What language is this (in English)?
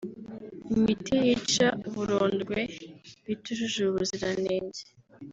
Kinyarwanda